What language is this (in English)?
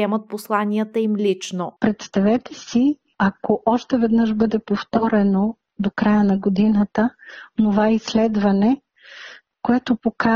Bulgarian